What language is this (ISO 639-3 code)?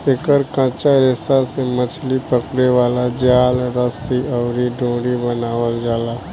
bho